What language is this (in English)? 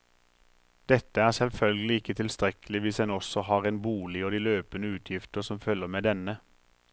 Norwegian